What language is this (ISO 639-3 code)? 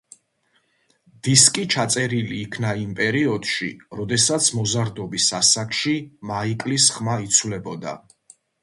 kat